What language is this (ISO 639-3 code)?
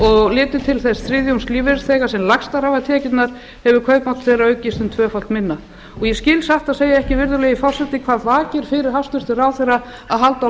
isl